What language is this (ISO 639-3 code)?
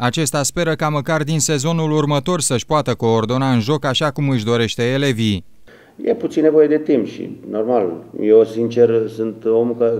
ron